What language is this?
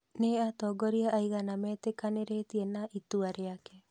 Kikuyu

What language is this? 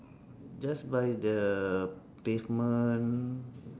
English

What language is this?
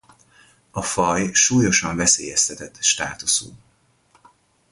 Hungarian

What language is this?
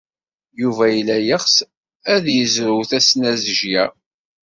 Kabyle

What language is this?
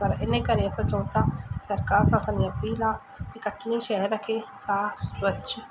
Sindhi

